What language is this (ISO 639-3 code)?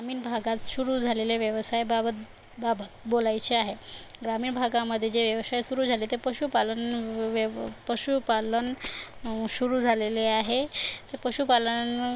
mar